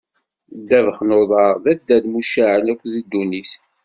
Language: Kabyle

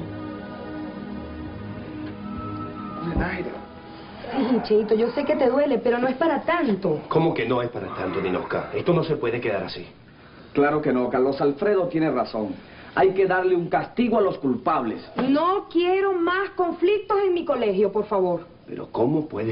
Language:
Spanish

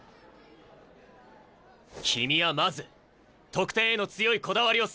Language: Japanese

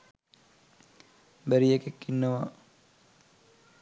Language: Sinhala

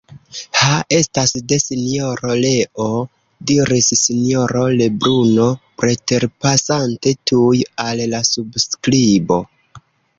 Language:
Esperanto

